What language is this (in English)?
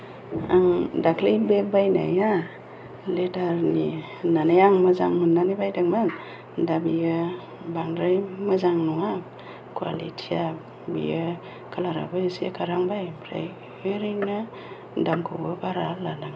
Bodo